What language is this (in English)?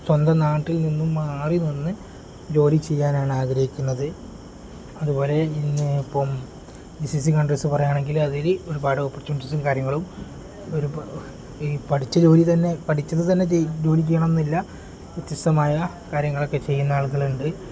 Malayalam